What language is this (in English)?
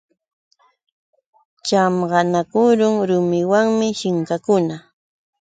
Yauyos Quechua